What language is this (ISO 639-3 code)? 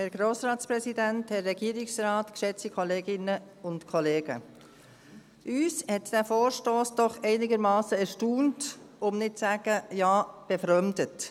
gsw